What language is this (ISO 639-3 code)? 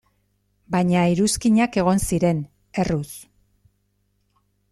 eus